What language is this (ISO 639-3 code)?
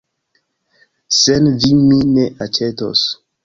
epo